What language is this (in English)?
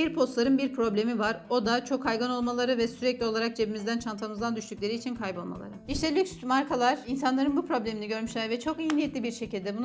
Turkish